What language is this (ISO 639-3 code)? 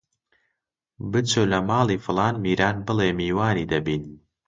ckb